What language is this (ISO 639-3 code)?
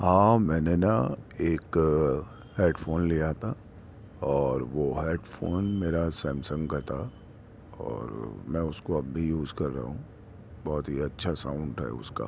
urd